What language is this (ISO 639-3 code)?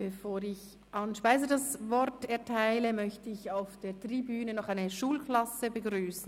gsw